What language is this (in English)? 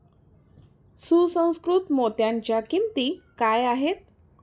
Marathi